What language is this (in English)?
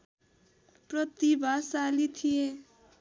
Nepali